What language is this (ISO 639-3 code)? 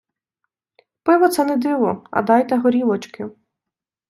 ukr